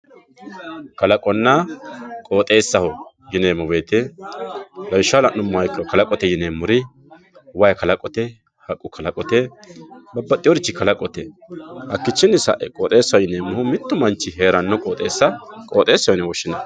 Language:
Sidamo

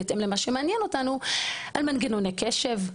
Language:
Hebrew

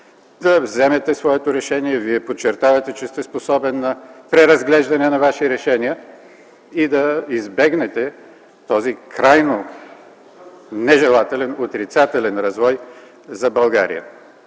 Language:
Bulgarian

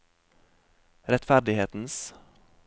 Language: Norwegian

